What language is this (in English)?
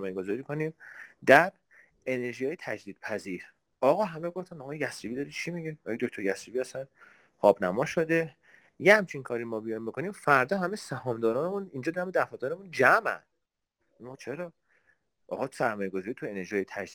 Persian